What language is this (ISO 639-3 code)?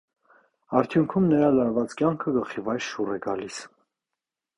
hye